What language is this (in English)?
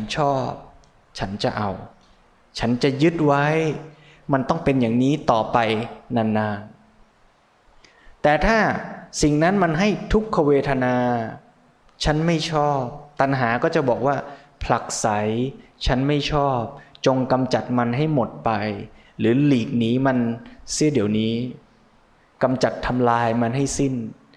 Thai